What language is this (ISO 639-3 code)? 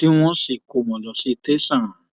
yor